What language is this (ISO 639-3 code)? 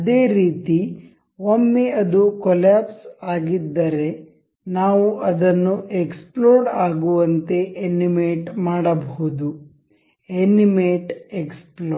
kan